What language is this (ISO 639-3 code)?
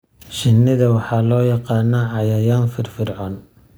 som